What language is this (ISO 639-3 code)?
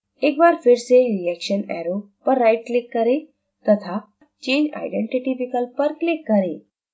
hin